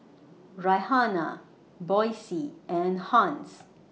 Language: English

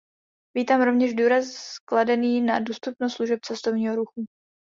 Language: Czech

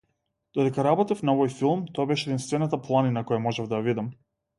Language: Macedonian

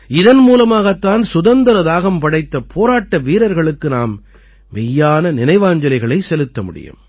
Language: Tamil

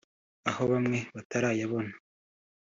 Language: Kinyarwanda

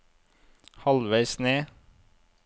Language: Norwegian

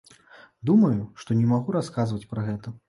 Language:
Belarusian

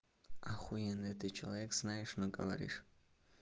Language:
Russian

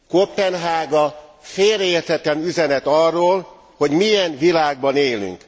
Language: Hungarian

